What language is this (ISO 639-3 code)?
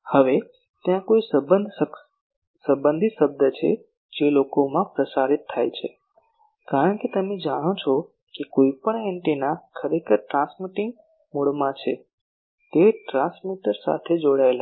guj